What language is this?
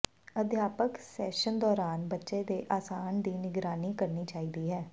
Punjabi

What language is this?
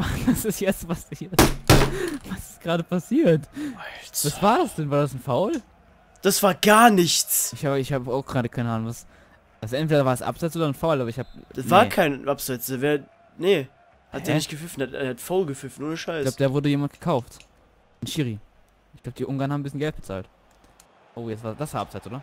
German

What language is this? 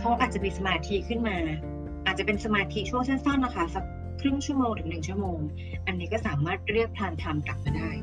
Thai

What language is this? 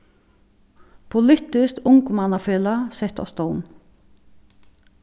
Faroese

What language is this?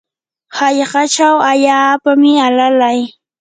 Yanahuanca Pasco Quechua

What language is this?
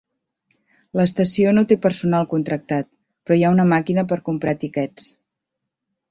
Catalan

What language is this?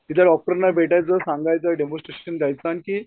Marathi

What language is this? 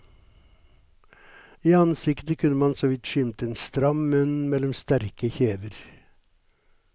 Norwegian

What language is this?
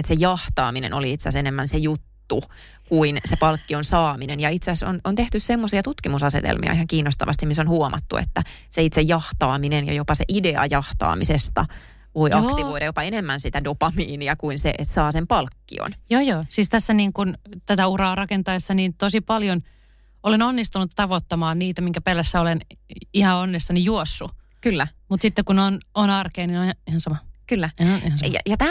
Finnish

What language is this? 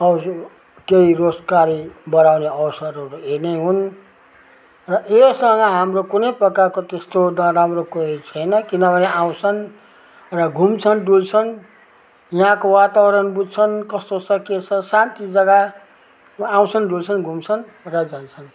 Nepali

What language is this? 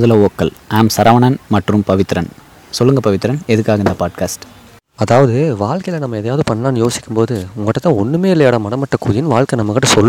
Tamil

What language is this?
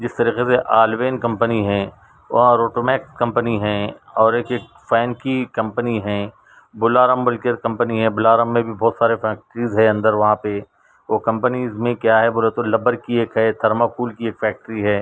Urdu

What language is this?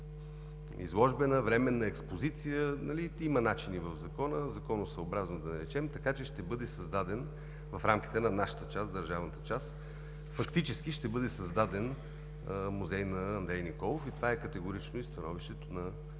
Bulgarian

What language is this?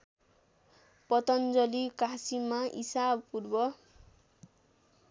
Nepali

